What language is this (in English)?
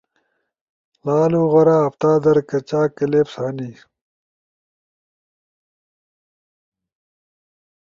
Ushojo